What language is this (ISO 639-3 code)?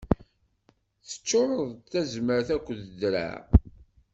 kab